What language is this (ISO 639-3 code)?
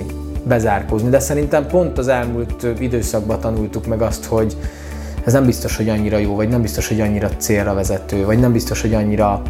hun